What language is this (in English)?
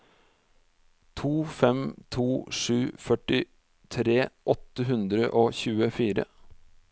Norwegian